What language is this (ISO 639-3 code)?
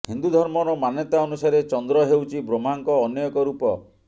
ori